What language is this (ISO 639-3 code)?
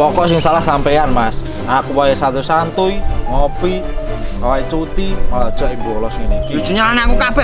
ind